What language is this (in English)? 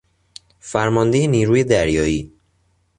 Persian